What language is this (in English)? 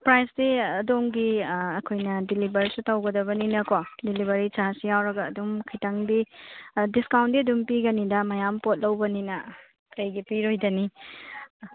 Manipuri